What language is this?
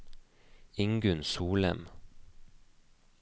Norwegian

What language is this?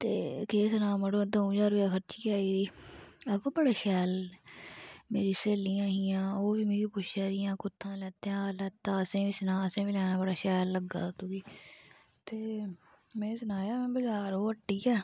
Dogri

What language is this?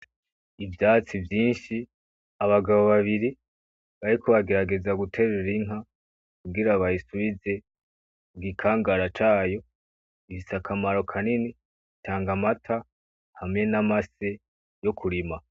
Rundi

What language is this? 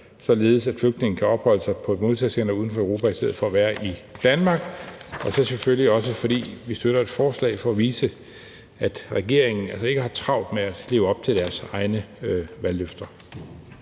Danish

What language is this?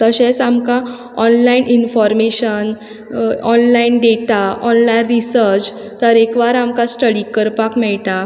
Konkani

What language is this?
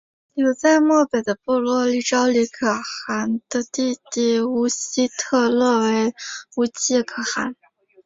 Chinese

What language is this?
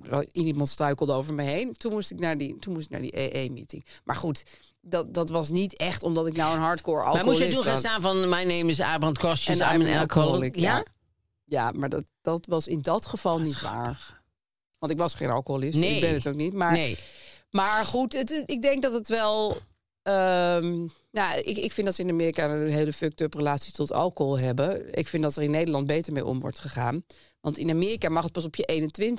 Dutch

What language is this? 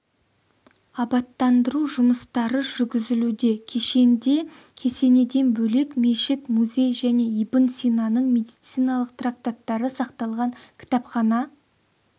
Kazakh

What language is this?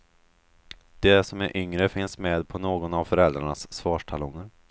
Swedish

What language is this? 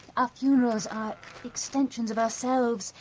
English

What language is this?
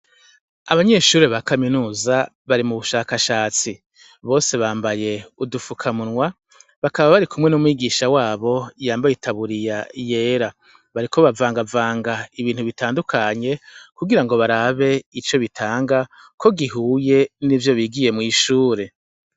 Rundi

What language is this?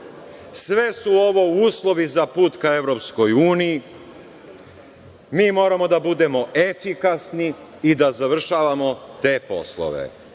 Serbian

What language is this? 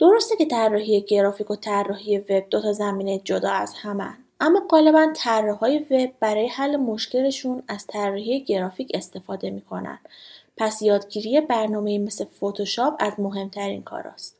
Persian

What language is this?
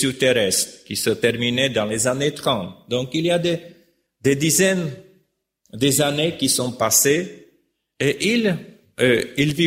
French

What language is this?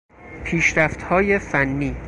Persian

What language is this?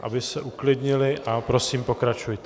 Czech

